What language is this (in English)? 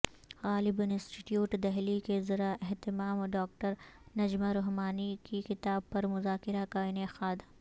Urdu